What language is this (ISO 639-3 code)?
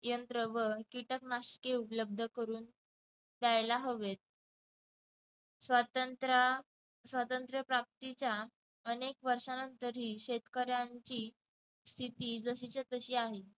mar